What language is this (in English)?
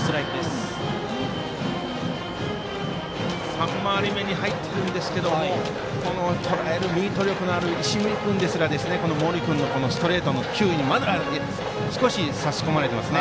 Japanese